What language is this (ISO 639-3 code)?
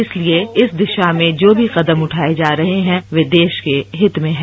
hin